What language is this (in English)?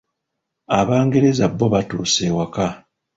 Ganda